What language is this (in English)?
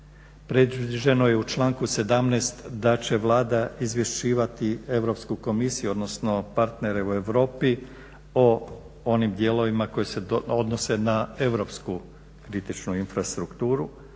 Croatian